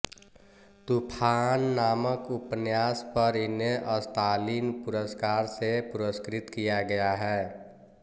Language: Hindi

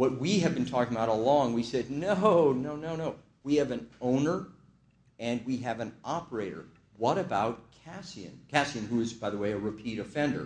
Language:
English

